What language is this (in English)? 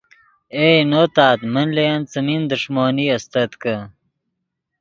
Yidgha